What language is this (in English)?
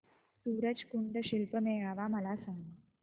Marathi